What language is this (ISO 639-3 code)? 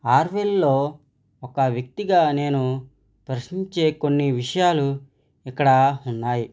tel